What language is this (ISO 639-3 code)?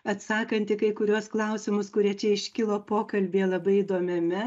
lit